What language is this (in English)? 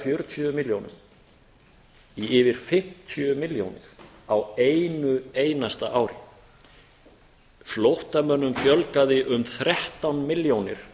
Icelandic